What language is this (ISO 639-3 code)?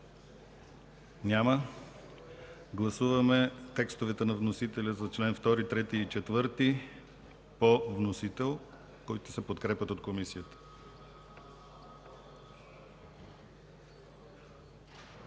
bul